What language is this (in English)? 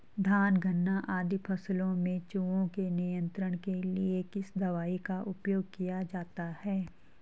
Hindi